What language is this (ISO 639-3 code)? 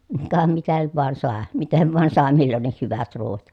fin